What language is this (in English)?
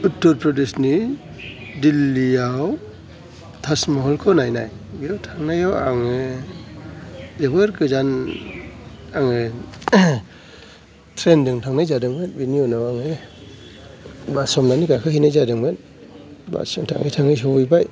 Bodo